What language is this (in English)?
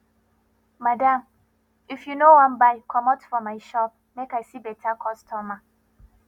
Nigerian Pidgin